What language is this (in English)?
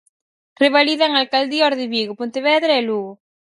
Galician